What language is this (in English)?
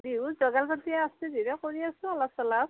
Assamese